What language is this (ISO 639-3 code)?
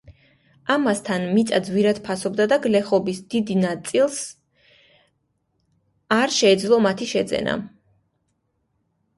kat